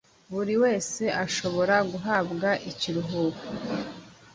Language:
Kinyarwanda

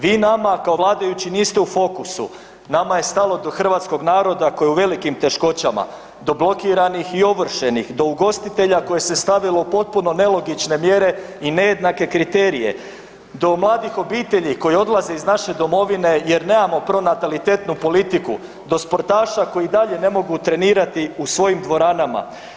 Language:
Croatian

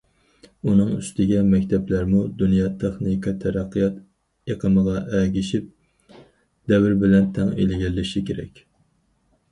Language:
Uyghur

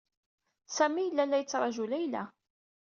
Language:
Kabyle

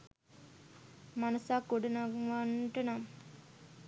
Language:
Sinhala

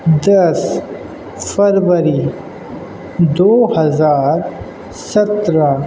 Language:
Urdu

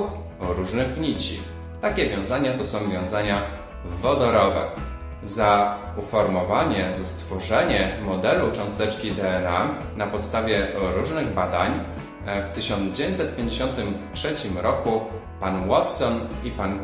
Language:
Polish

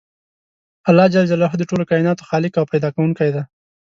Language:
Pashto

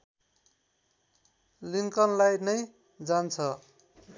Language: Nepali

